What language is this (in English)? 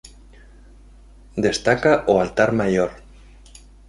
Galician